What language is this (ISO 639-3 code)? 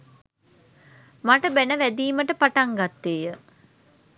sin